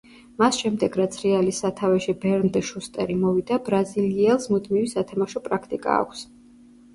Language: Georgian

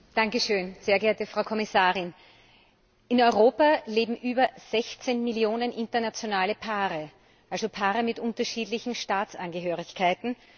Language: German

